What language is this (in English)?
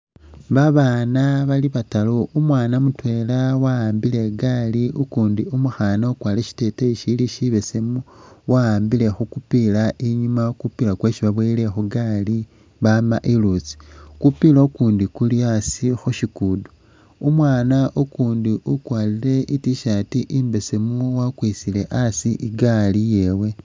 Masaaba